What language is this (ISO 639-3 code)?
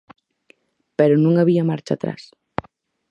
glg